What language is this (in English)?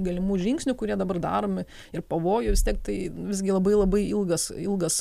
Lithuanian